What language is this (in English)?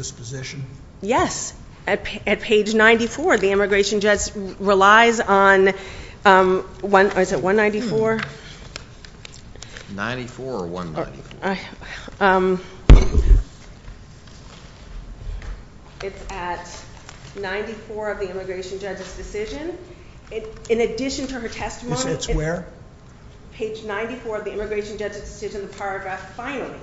English